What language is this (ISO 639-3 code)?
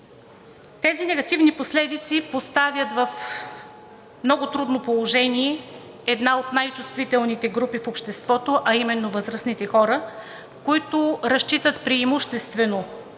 bul